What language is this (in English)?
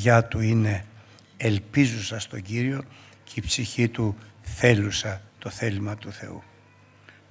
Greek